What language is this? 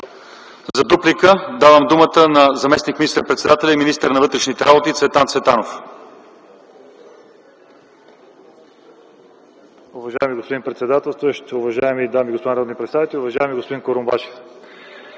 Bulgarian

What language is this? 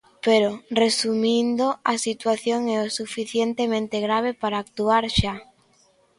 Galician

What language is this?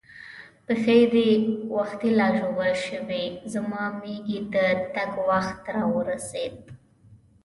Pashto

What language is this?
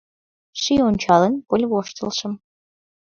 Mari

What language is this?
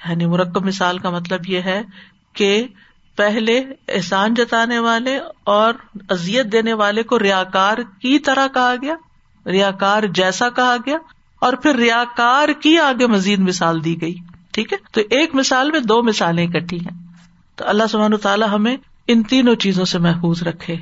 Urdu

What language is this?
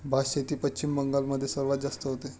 Marathi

